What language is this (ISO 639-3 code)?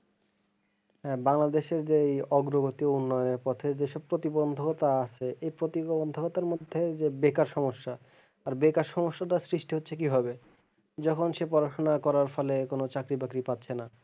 ben